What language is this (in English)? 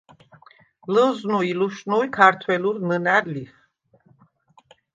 Svan